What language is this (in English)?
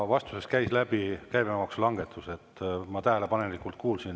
Estonian